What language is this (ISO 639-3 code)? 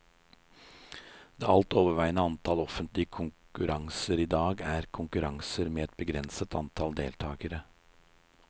nor